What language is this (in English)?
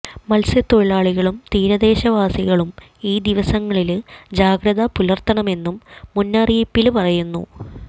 Malayalam